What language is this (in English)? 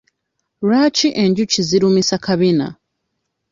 Ganda